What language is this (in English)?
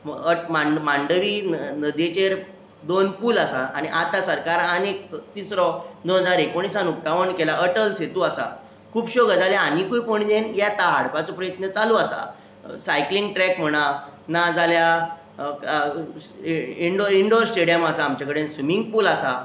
Konkani